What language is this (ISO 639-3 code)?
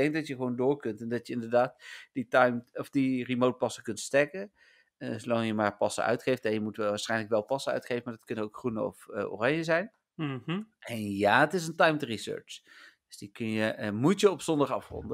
nld